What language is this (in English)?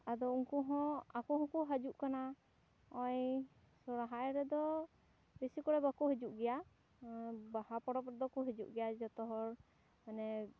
Santali